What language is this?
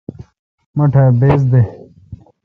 Kalkoti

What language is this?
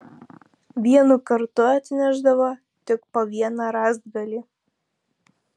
Lithuanian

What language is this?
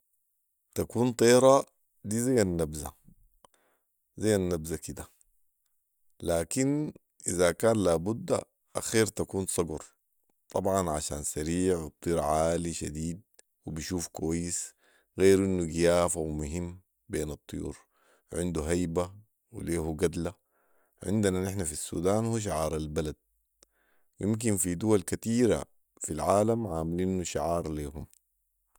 Sudanese Arabic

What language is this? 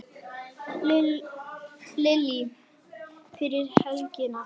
Icelandic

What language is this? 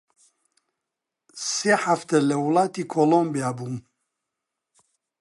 Central Kurdish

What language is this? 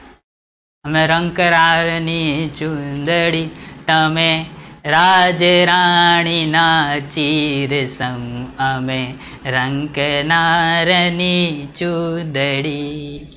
Gujarati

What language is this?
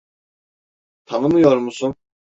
Turkish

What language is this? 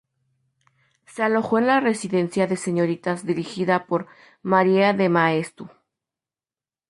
Spanish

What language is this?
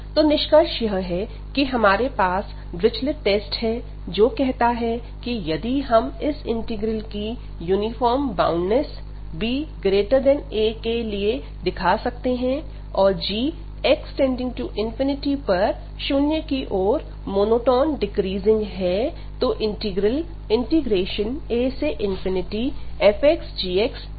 Hindi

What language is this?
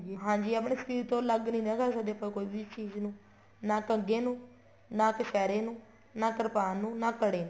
Punjabi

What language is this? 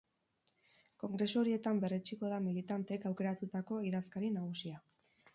Basque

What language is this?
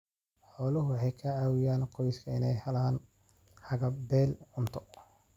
Somali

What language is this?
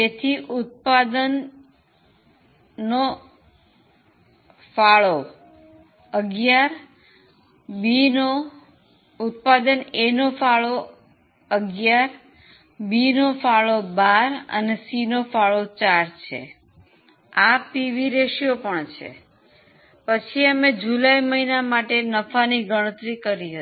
Gujarati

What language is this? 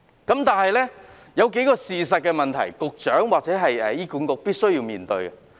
Cantonese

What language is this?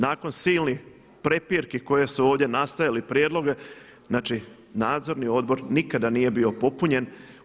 Croatian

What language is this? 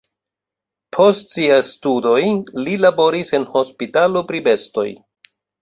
Esperanto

